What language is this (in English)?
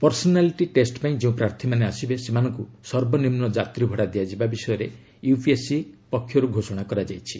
Odia